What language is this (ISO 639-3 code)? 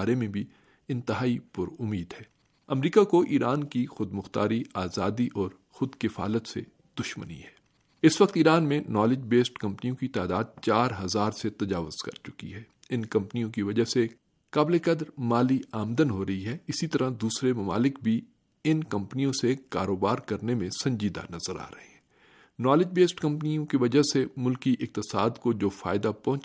urd